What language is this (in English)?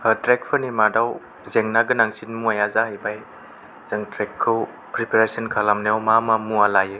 Bodo